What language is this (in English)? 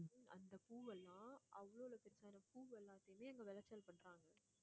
Tamil